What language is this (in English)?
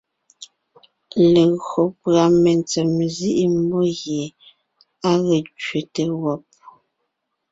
Ngiemboon